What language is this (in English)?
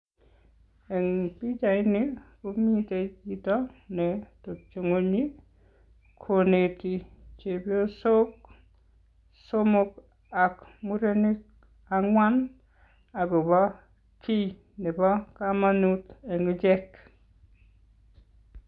Kalenjin